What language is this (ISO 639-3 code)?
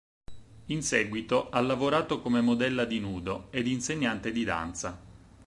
ita